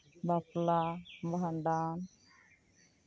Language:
Santali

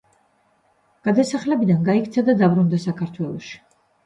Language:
Georgian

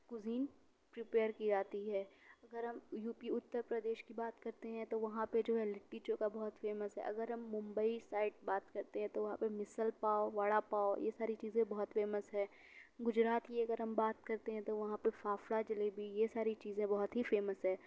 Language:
Urdu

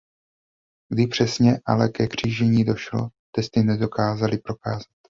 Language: Czech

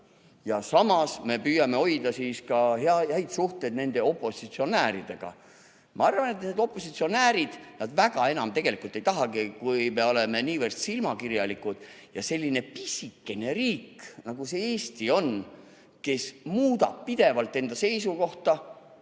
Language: Estonian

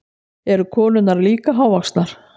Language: Icelandic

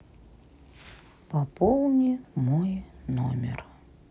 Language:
Russian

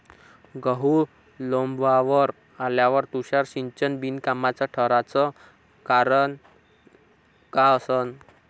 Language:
Marathi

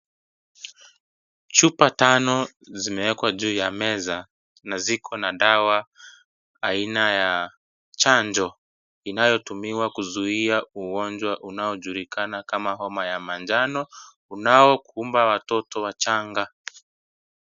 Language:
Swahili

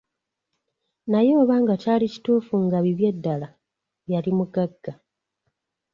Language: Ganda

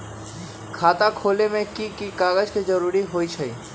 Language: Magahi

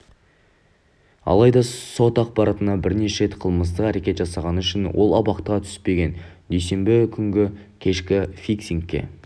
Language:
Kazakh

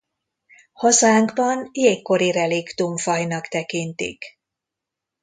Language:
Hungarian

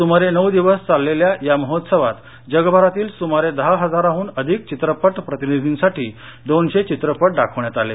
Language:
Marathi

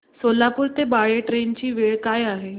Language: Marathi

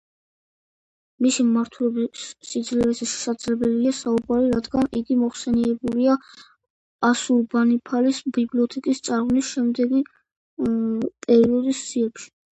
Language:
Georgian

